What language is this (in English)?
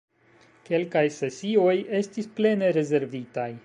Esperanto